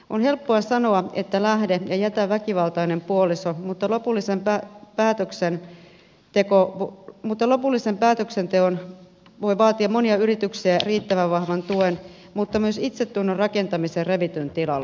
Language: Finnish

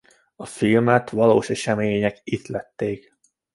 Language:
Hungarian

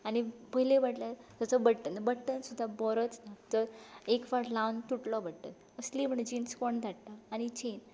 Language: Konkani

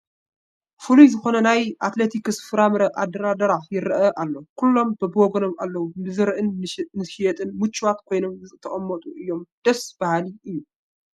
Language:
Tigrinya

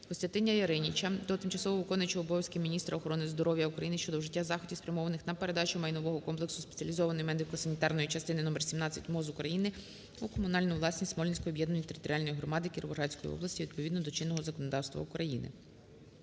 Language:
Ukrainian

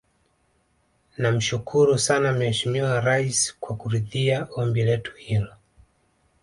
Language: Swahili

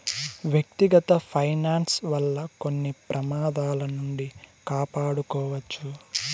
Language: Telugu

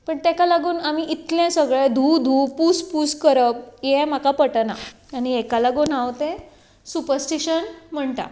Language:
Konkani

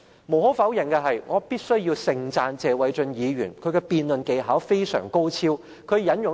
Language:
Cantonese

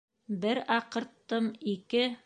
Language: Bashkir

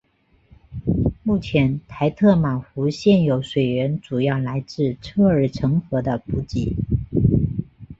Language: Chinese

